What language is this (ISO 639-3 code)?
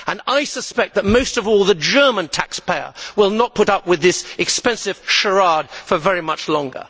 eng